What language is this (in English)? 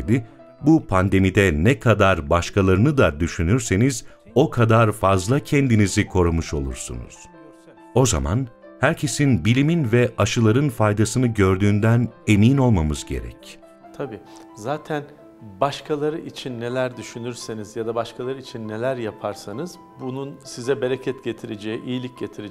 Turkish